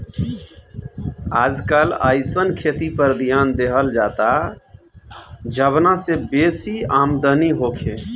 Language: Bhojpuri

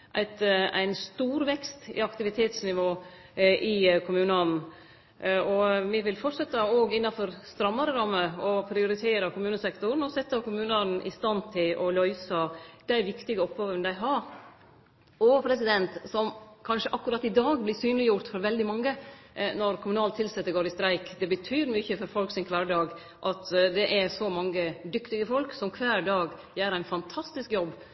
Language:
Norwegian Nynorsk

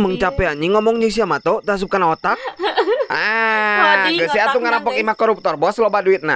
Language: Indonesian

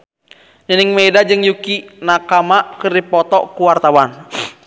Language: Sundanese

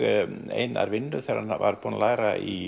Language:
Icelandic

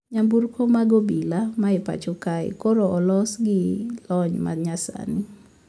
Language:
Luo (Kenya and Tanzania)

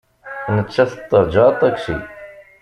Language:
Kabyle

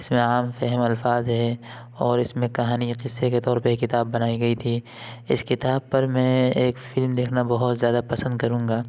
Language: Urdu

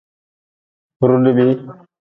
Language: Nawdm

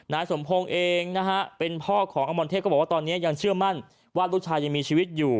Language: Thai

